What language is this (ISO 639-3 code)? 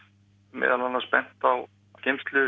isl